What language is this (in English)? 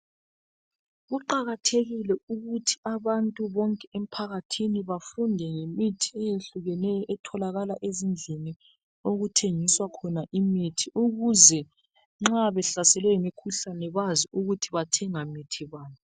North Ndebele